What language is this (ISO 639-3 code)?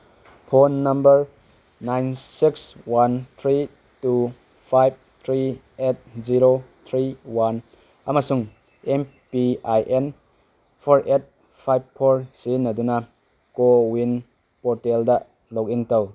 mni